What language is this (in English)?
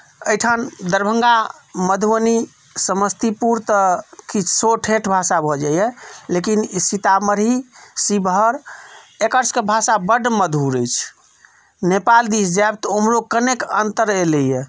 Maithili